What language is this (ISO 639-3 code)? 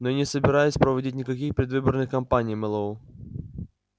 rus